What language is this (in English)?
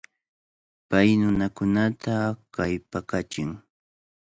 Cajatambo North Lima Quechua